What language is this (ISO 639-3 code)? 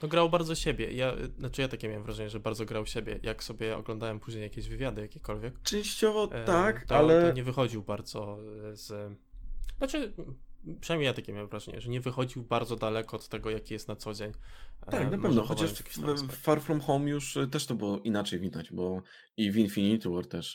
pol